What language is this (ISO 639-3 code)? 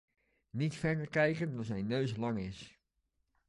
nld